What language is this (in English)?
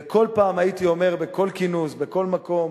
Hebrew